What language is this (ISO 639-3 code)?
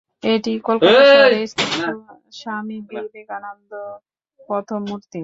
ben